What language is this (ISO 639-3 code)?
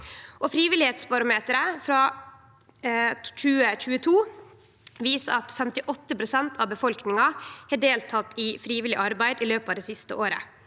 nor